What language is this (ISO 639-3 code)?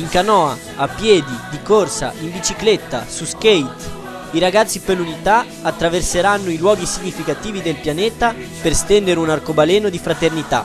ita